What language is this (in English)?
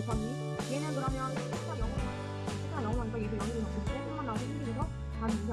Korean